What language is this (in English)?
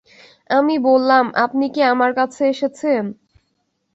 Bangla